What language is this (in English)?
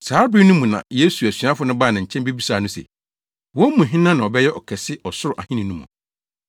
Akan